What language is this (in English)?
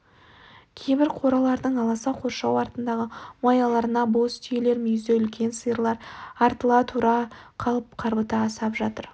Kazakh